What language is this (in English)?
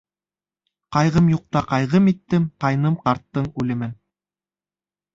Bashkir